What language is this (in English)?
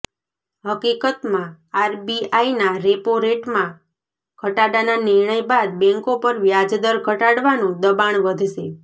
Gujarati